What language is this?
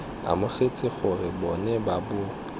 Tswana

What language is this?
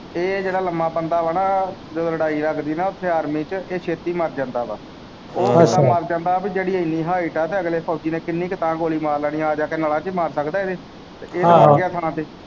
Punjabi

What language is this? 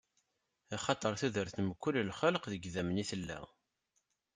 Kabyle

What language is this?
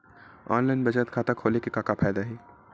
Chhattisgarhi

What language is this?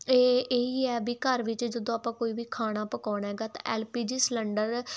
Punjabi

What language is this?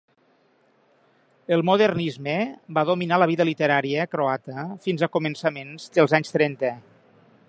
Catalan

